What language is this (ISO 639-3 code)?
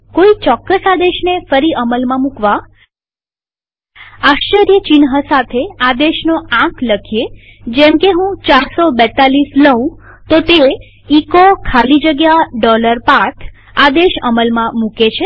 guj